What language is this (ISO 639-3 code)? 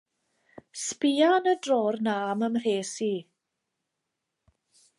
cym